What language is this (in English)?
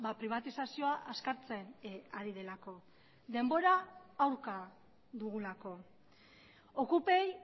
Basque